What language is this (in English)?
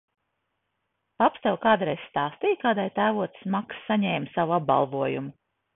Latvian